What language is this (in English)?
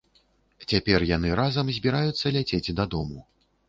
Belarusian